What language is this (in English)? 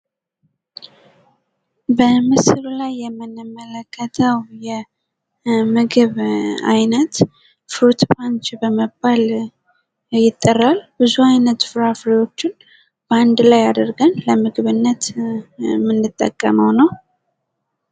Amharic